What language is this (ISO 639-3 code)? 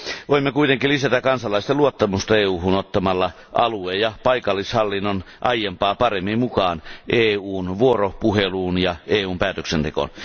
fin